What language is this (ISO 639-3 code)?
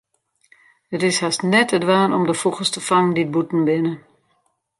fry